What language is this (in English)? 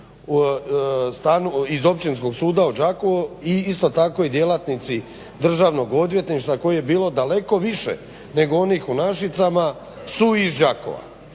Croatian